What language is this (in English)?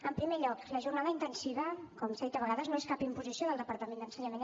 Catalan